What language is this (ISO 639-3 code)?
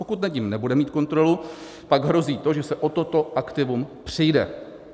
ces